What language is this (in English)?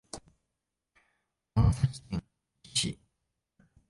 Japanese